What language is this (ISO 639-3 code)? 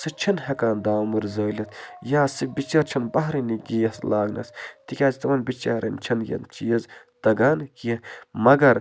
kas